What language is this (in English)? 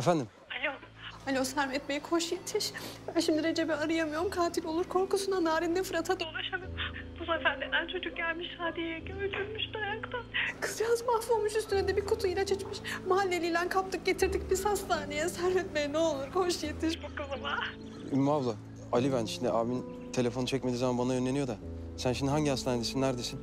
Turkish